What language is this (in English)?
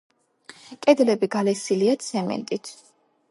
Georgian